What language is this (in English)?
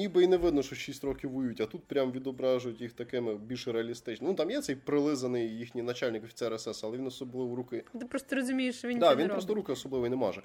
Ukrainian